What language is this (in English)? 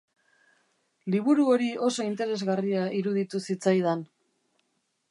Basque